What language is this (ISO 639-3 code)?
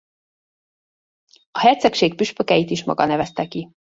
hun